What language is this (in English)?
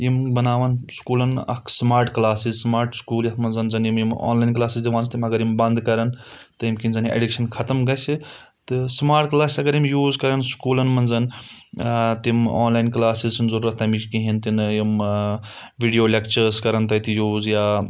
Kashmiri